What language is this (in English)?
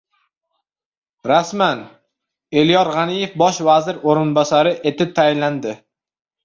Uzbek